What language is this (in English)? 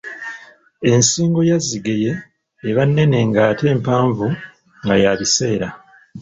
Ganda